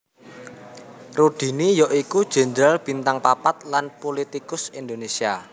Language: Javanese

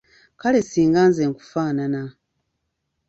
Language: Ganda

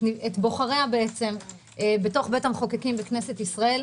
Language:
Hebrew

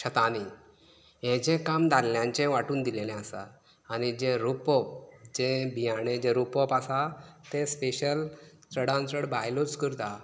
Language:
Konkani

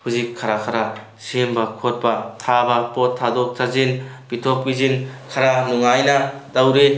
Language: Manipuri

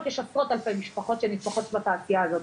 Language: Hebrew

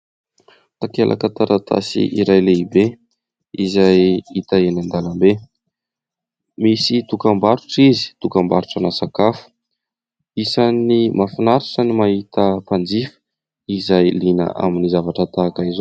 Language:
Malagasy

